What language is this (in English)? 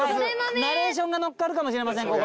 Japanese